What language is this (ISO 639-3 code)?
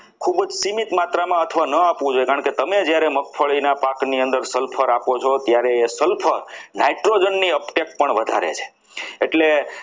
guj